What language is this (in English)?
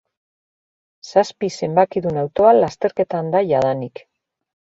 Basque